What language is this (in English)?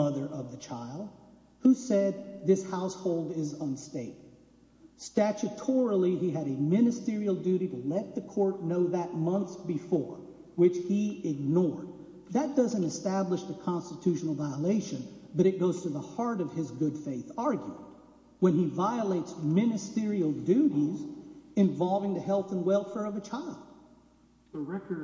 English